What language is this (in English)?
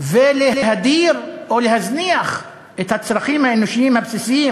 Hebrew